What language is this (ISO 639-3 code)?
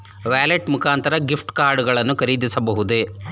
kan